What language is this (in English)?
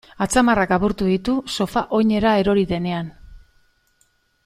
Basque